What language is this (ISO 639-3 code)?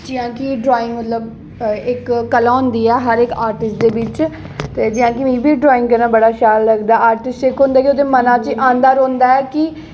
doi